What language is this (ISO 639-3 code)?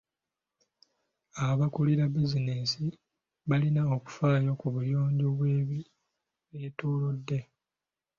lug